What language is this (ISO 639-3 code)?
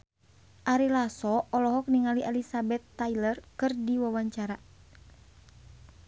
sun